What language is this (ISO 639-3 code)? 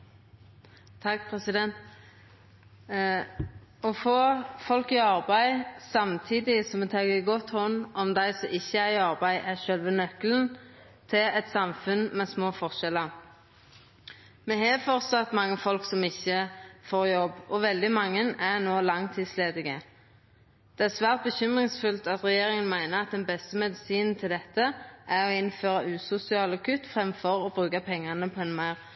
nno